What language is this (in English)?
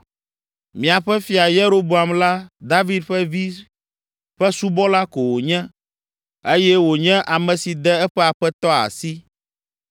Ewe